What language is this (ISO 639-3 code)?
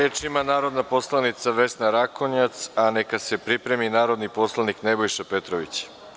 srp